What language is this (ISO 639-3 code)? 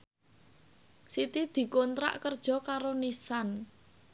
jav